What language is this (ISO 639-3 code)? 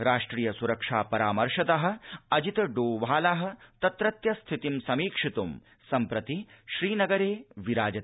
san